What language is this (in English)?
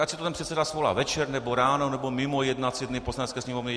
Czech